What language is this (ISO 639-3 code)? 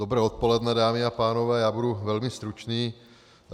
ces